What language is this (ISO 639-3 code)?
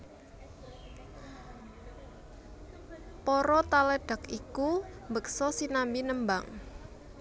jav